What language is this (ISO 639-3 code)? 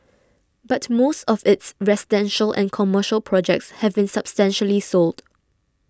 eng